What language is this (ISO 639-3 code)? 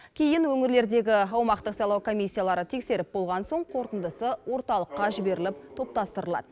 kaz